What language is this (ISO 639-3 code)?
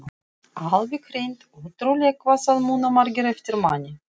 isl